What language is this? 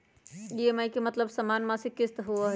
Magahi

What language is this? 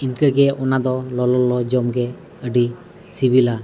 Santali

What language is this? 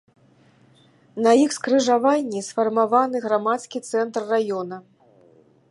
Belarusian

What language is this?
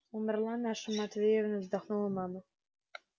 Russian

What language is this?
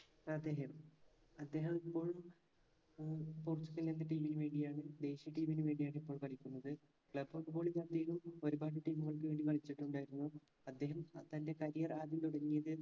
Malayalam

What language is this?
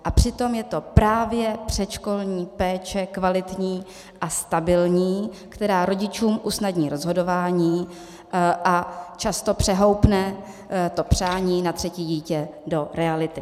Czech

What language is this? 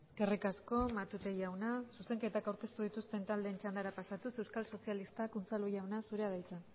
Basque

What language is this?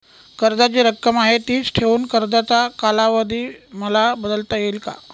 Marathi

